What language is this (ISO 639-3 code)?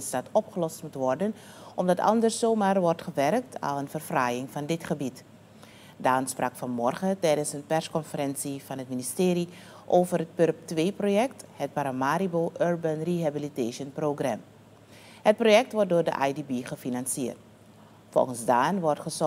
nld